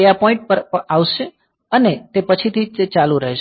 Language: Gujarati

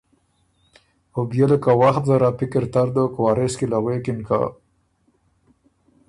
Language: Ormuri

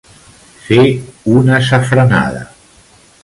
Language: Catalan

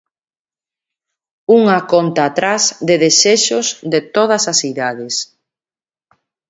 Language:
Galician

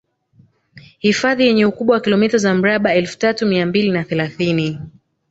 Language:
Swahili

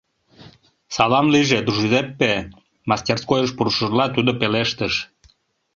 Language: Mari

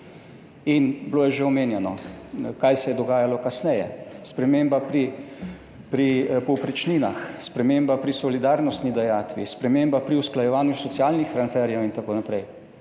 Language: Slovenian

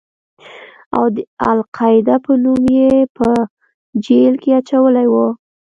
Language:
Pashto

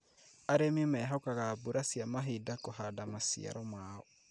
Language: Kikuyu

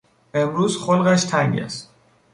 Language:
Persian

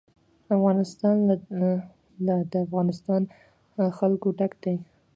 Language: Pashto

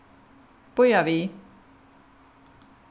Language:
Faroese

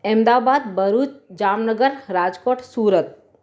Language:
Sindhi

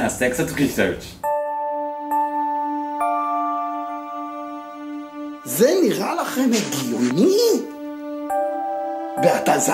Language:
Hebrew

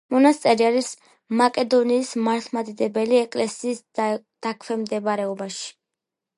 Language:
Georgian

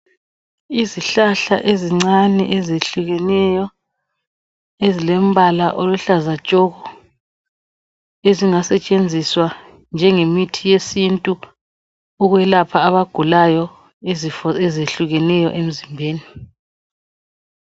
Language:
North Ndebele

